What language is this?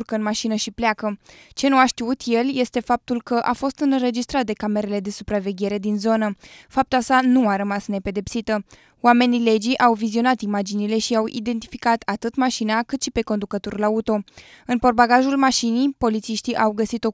Romanian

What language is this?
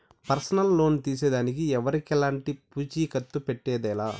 Telugu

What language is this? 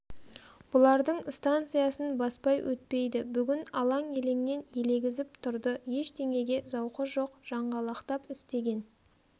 Kazakh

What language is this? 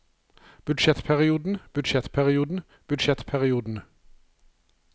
Norwegian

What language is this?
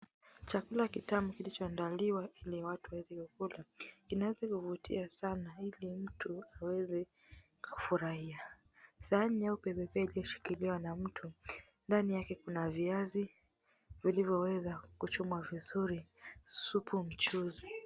Swahili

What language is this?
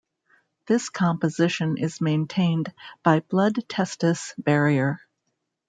English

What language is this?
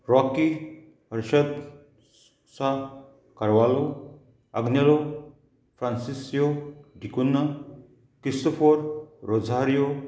Konkani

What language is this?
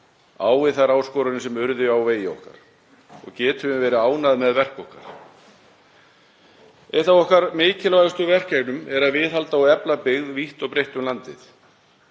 Icelandic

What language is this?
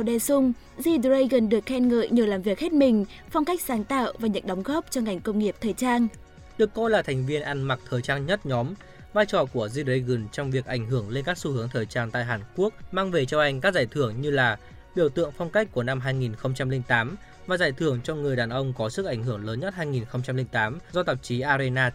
Vietnamese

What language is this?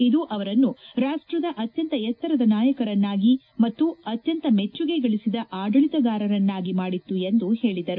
Kannada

